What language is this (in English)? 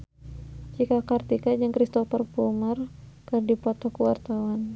Sundanese